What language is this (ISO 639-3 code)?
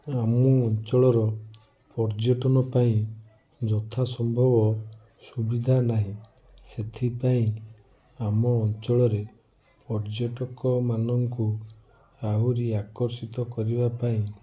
ori